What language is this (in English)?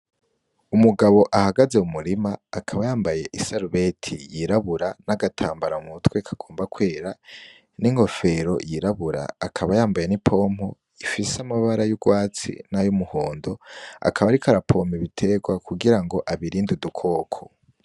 Rundi